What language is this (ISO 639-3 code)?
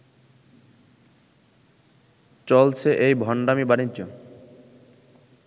ben